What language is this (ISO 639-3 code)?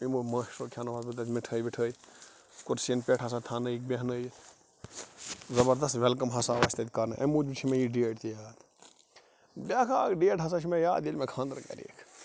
kas